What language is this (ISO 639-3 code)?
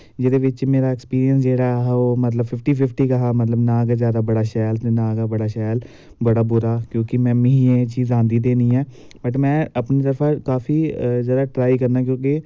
doi